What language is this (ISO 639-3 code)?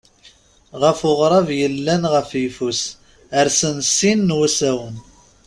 kab